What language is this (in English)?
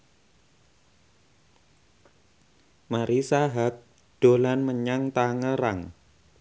Javanese